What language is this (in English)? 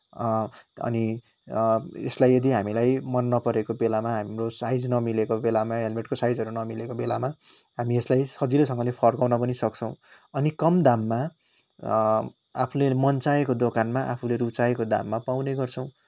Nepali